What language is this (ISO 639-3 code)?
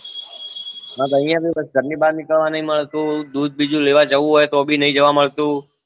guj